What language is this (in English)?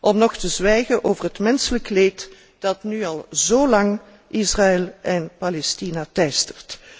Dutch